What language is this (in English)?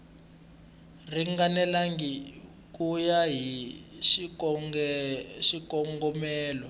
Tsonga